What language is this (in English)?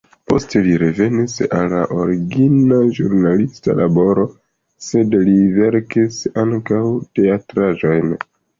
Esperanto